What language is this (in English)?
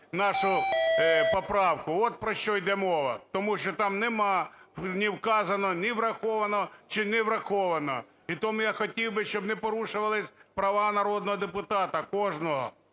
Ukrainian